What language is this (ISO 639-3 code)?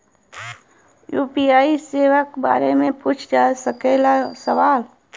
bho